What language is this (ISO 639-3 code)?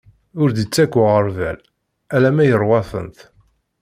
kab